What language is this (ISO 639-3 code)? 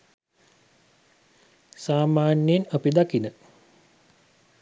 sin